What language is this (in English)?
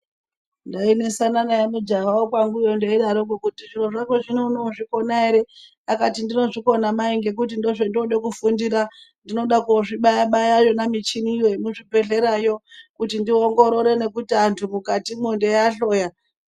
Ndau